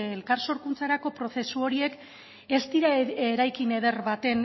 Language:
Basque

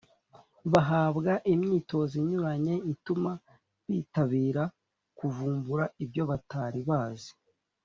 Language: Kinyarwanda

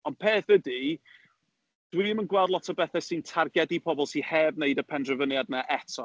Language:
Welsh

